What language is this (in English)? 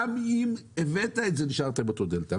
Hebrew